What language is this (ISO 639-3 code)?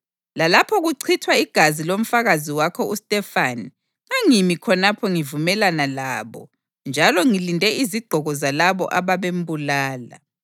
nde